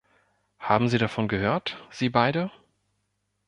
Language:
German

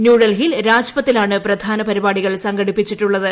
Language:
Malayalam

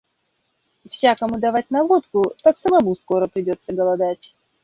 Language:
Russian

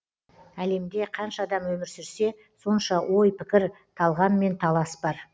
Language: Kazakh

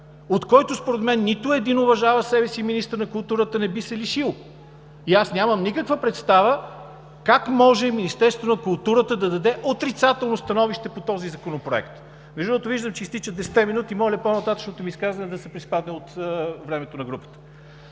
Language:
Bulgarian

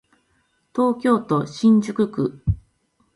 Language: Japanese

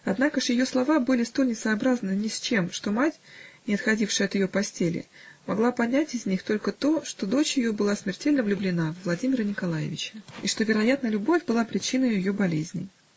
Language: Russian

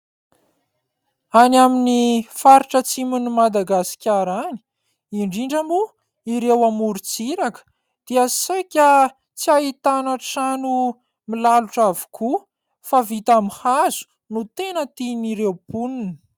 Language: Malagasy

